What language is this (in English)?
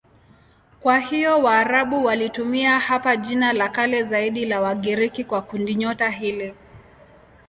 Swahili